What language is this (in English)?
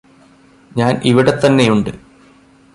Malayalam